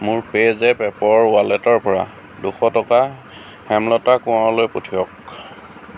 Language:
Assamese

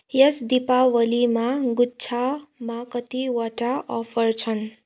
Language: Nepali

